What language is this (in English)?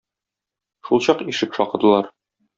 Tatar